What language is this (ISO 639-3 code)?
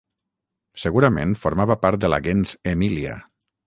cat